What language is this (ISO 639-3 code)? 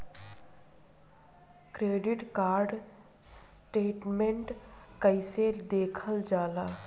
bho